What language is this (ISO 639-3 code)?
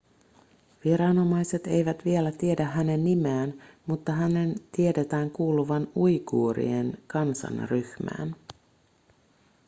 fin